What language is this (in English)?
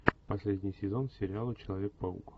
Russian